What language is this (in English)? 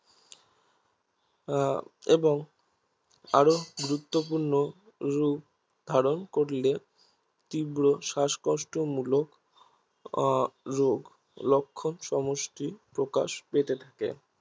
Bangla